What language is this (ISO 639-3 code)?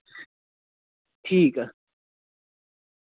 doi